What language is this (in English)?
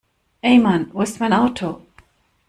German